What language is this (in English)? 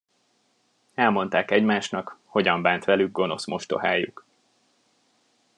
Hungarian